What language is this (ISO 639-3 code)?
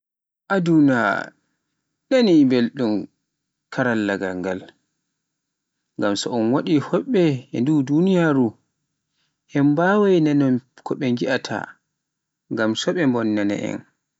fuf